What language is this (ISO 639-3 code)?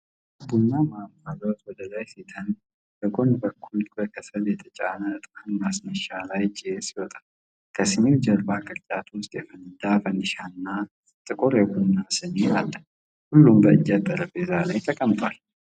amh